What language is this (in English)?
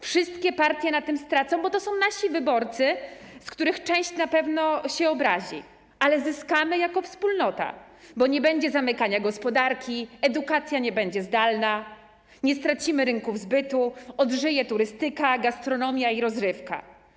Polish